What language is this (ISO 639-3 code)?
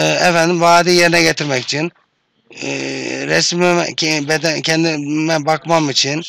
tur